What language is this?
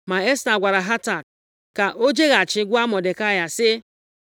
Igbo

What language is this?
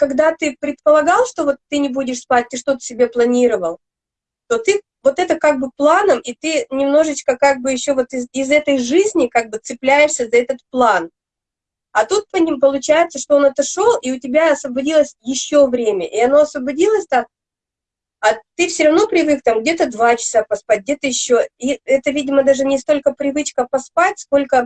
Russian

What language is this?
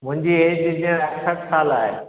Sindhi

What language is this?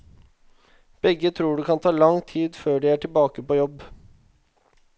Norwegian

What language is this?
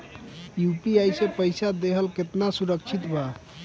Bhojpuri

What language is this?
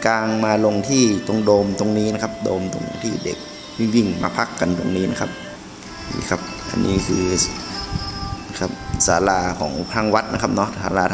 Thai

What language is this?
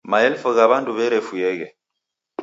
Taita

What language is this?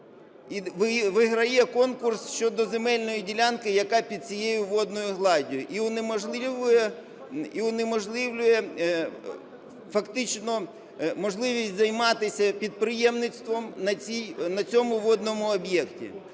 Ukrainian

